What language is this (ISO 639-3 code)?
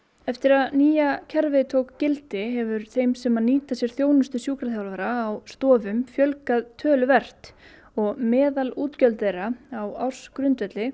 isl